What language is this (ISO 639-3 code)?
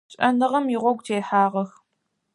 ady